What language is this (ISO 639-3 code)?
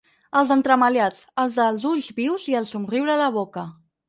cat